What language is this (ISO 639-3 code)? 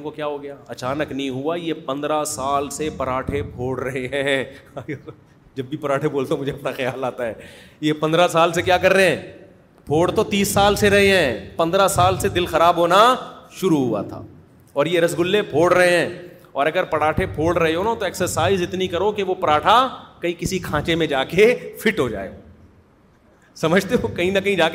urd